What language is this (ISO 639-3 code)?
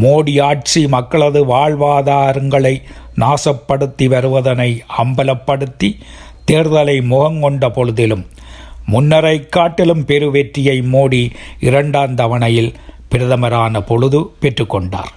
tam